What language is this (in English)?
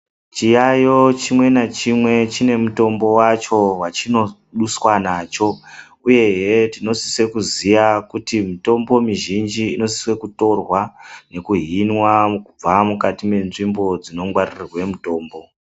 Ndau